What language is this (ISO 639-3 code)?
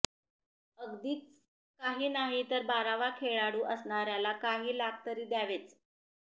mar